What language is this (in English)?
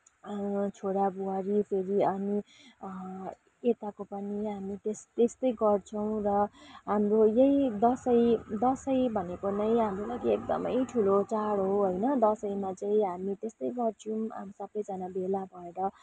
Nepali